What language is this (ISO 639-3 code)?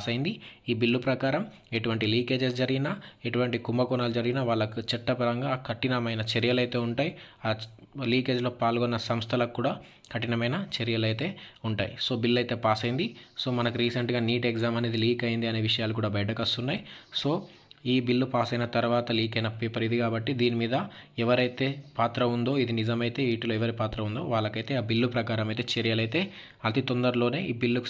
tel